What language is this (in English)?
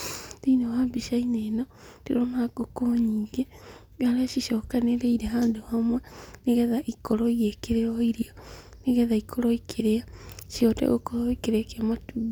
Kikuyu